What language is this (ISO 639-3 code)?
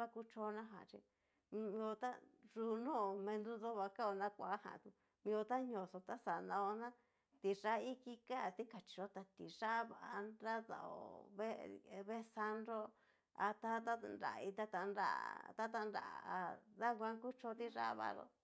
miu